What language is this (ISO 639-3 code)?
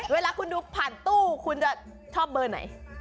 tha